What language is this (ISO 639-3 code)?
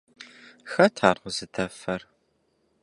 kbd